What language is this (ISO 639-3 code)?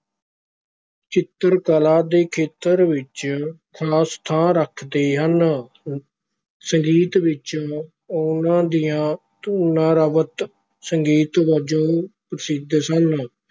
pan